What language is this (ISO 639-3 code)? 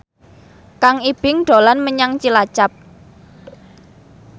jav